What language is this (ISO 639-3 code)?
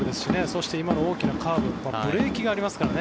jpn